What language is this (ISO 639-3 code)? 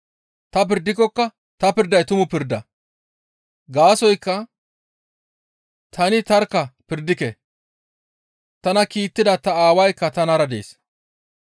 gmv